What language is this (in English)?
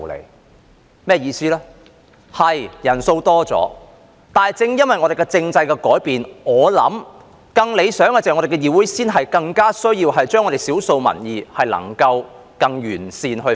Cantonese